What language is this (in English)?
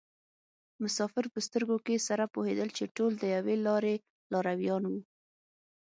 Pashto